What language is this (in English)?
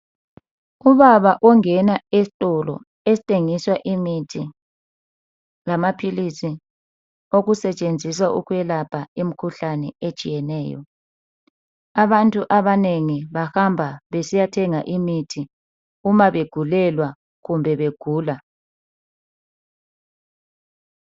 North Ndebele